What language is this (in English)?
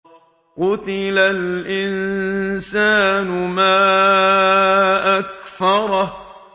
Arabic